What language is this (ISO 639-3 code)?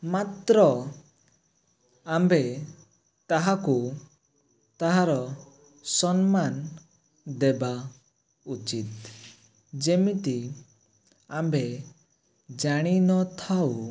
ori